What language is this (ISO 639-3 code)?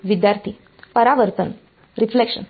mar